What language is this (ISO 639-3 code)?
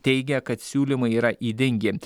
lit